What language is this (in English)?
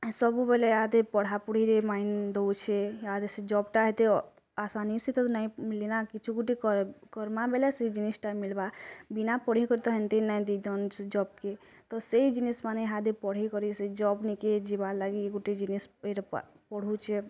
Odia